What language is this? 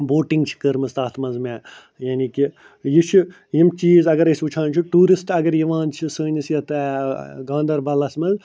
Kashmiri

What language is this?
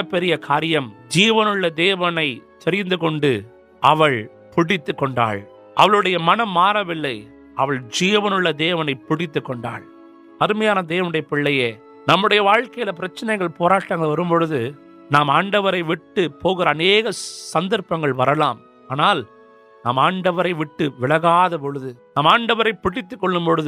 Urdu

